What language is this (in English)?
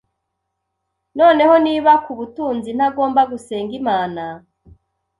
Kinyarwanda